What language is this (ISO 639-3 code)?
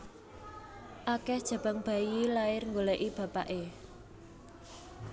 jav